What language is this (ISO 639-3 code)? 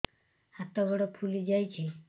ori